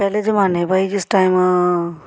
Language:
Dogri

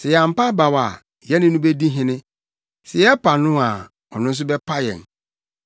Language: Akan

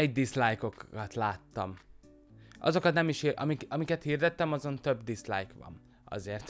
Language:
Hungarian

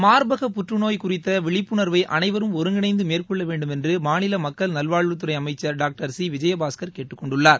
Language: Tamil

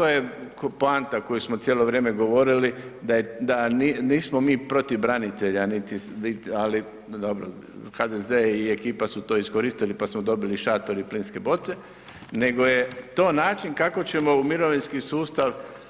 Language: Croatian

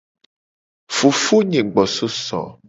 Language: Gen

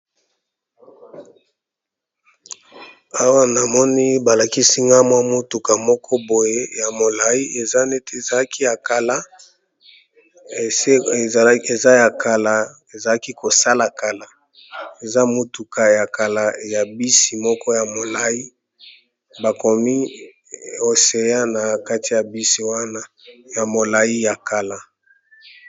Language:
Lingala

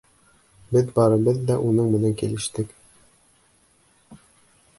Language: Bashkir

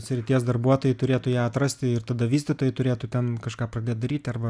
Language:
Lithuanian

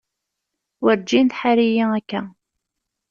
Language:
Kabyle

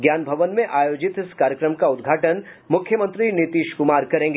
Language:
Hindi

